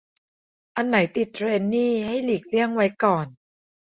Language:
Thai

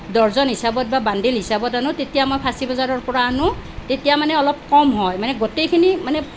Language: Assamese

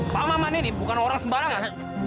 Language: Indonesian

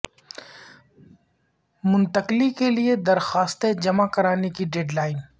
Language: Urdu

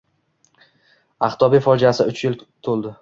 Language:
Uzbek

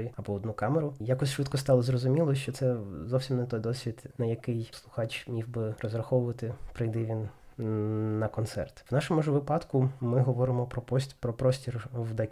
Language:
Ukrainian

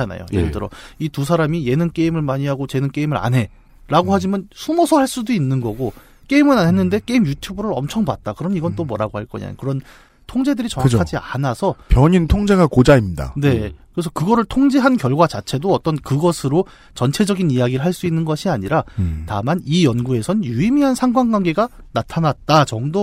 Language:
Korean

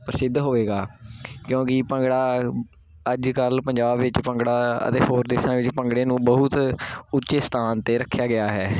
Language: Punjabi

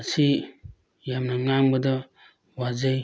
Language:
Manipuri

